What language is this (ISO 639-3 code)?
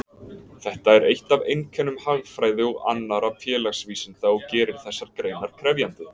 isl